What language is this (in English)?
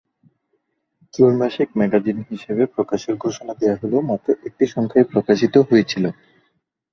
Bangla